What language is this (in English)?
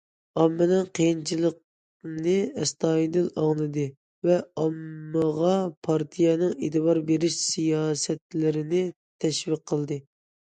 Uyghur